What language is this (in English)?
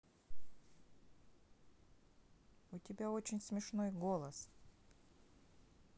Russian